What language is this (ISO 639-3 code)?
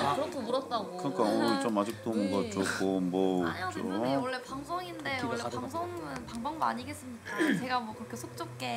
kor